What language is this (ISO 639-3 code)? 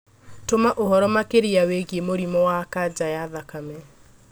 kik